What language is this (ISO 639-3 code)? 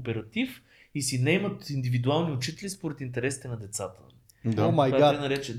bul